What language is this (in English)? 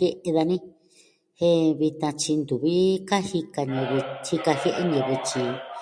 Southwestern Tlaxiaco Mixtec